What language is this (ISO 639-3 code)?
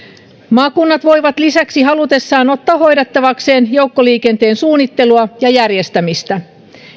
fin